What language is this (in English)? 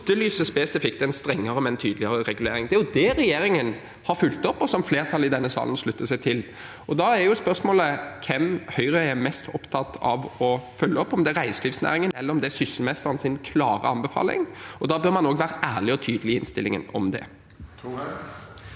Norwegian